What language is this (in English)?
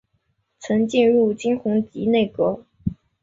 Chinese